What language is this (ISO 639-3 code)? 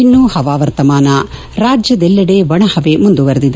kan